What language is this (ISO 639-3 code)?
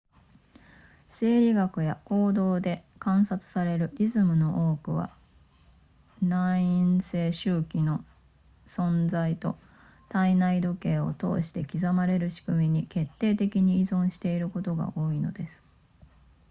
jpn